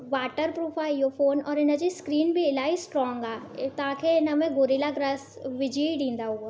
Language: Sindhi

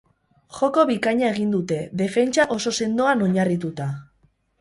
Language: Basque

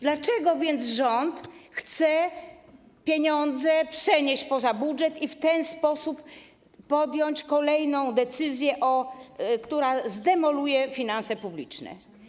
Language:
Polish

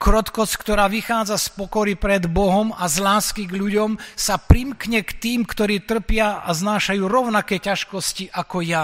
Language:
Slovak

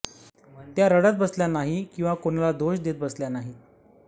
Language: Marathi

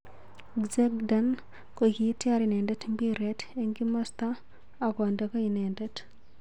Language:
Kalenjin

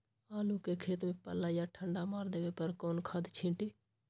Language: Magahi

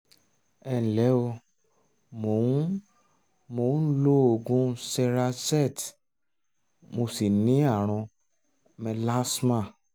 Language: Yoruba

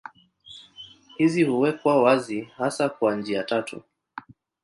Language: Swahili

